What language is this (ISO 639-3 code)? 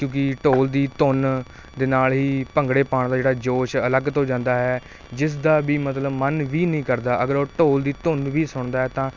pan